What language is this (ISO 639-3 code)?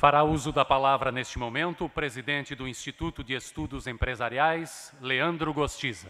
por